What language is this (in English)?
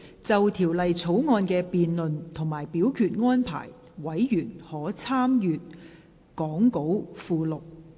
Cantonese